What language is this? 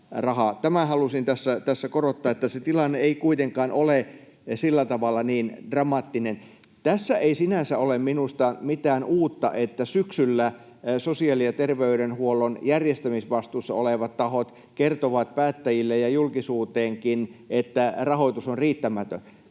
Finnish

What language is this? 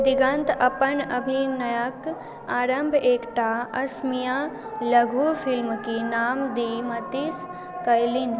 Maithili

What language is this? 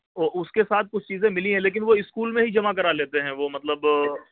Urdu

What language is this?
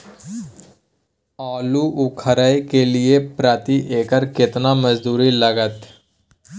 Maithili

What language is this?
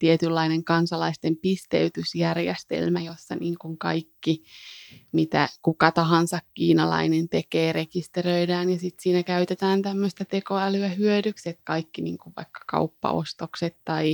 Finnish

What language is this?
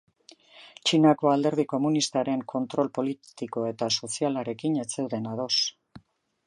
Basque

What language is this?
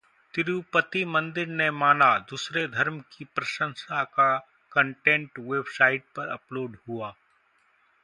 Hindi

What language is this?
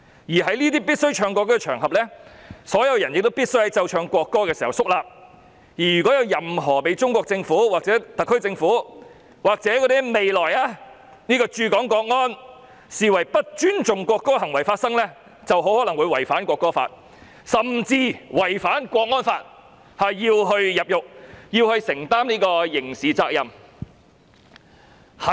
Cantonese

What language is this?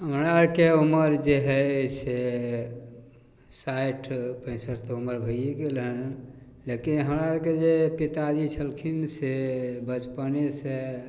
Maithili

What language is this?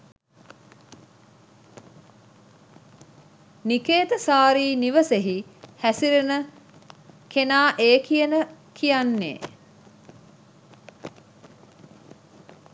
Sinhala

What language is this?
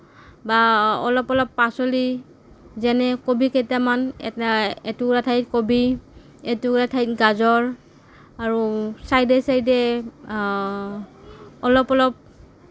Assamese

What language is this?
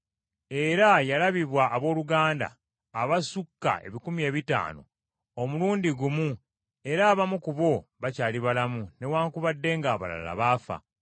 Ganda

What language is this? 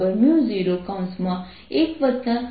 Gujarati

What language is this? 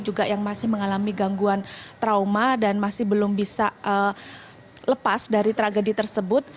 Indonesian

